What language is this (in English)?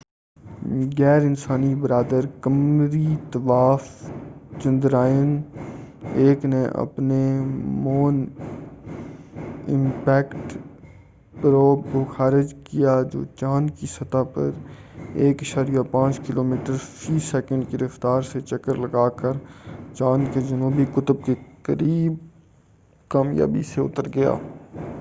Urdu